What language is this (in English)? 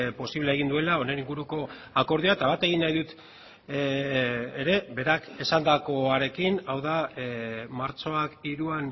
Basque